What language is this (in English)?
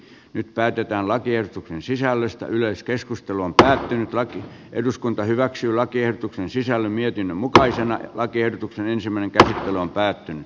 Finnish